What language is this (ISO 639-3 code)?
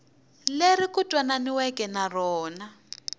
tso